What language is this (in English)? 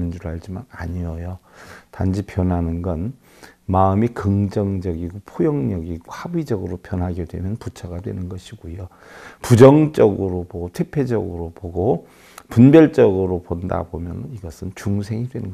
Korean